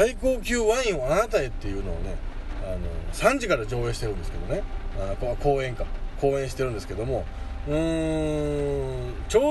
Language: Japanese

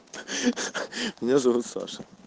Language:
Russian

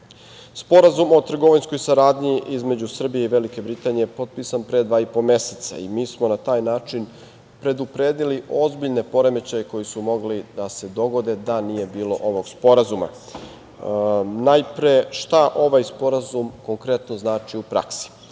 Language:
Serbian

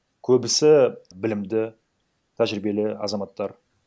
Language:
Kazakh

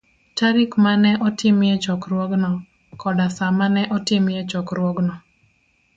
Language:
Luo (Kenya and Tanzania)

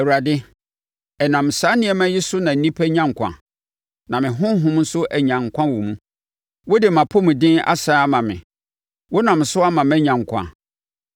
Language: Akan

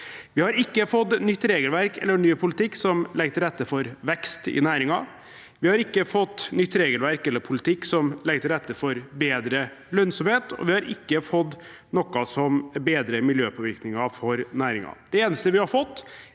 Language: Norwegian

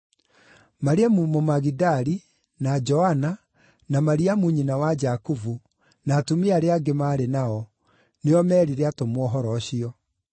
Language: Kikuyu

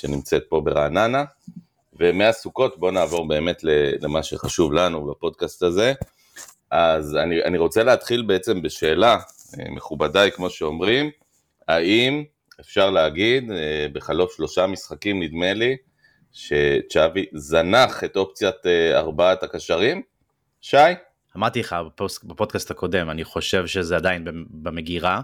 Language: Hebrew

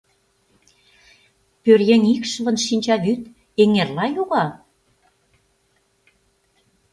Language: Mari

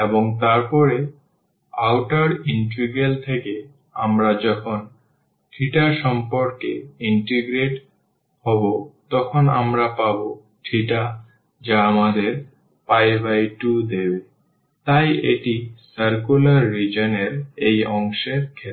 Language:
Bangla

